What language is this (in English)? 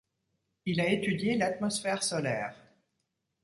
French